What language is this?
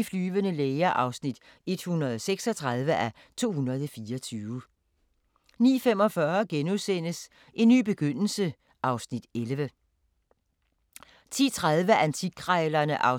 Danish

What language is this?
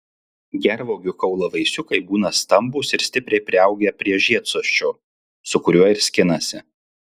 Lithuanian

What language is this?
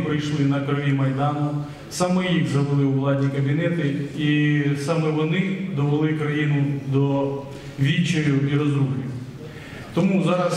Ukrainian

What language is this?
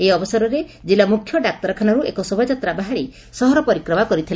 Odia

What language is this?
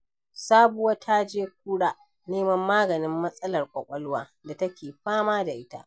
Hausa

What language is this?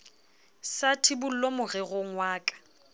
Southern Sotho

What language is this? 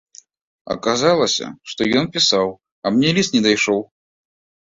Belarusian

